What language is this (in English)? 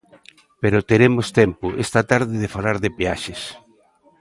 Galician